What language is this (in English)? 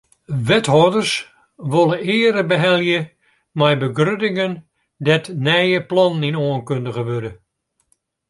Western Frisian